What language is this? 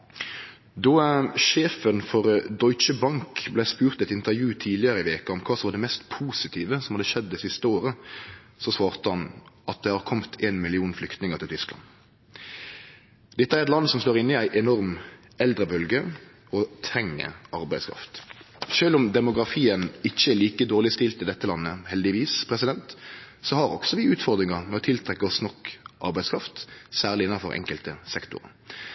Norwegian Nynorsk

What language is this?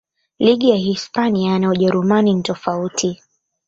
Swahili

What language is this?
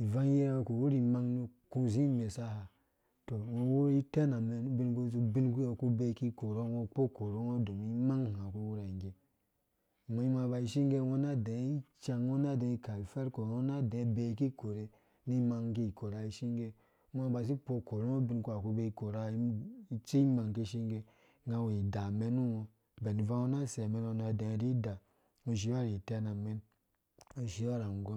Dũya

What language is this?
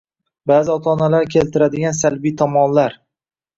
Uzbek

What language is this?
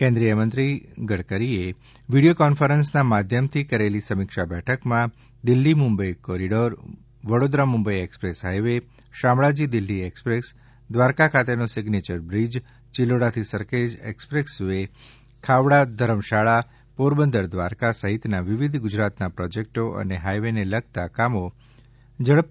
Gujarati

